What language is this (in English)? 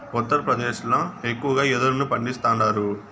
Telugu